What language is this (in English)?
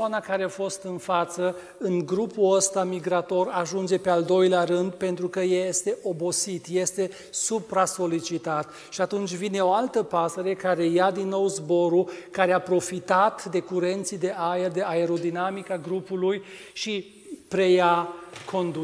Romanian